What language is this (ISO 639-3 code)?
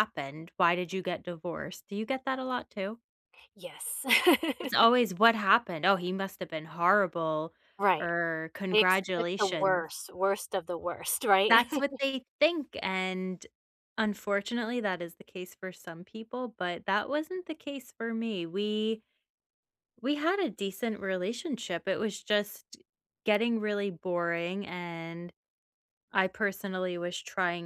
eng